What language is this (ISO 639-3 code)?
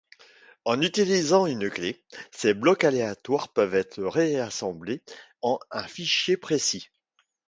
fra